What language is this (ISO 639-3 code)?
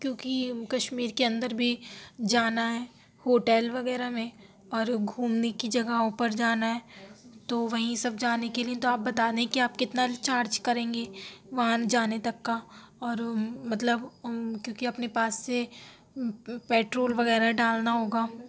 urd